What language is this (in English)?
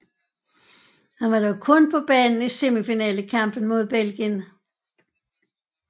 Danish